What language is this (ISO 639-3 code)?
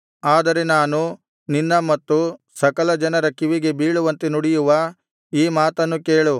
kan